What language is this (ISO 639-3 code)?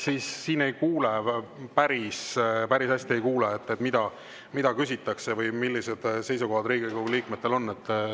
est